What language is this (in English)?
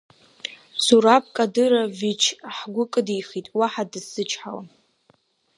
Abkhazian